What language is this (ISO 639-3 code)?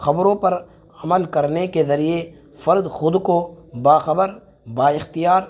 urd